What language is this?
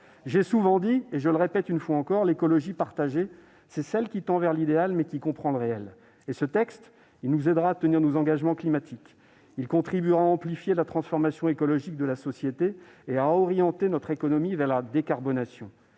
French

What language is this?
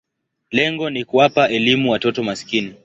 Swahili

